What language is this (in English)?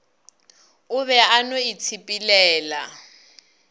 Northern Sotho